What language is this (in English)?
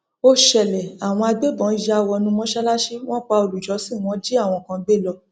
Yoruba